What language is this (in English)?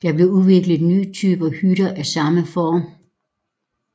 Danish